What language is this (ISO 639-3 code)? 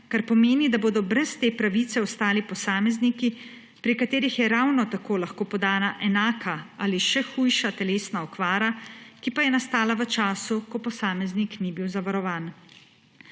slv